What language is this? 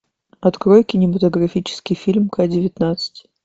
Russian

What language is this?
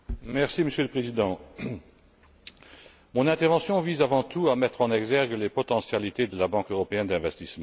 French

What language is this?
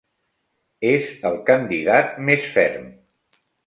Catalan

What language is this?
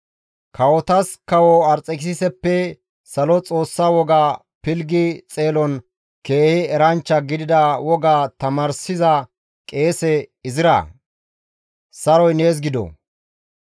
Gamo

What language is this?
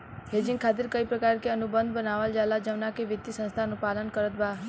Bhojpuri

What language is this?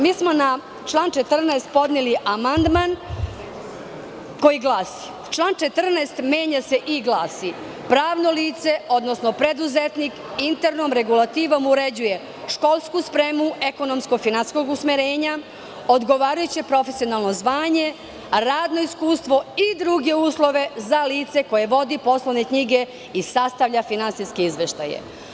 Serbian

